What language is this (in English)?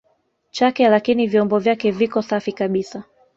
Swahili